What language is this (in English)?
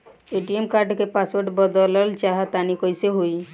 Bhojpuri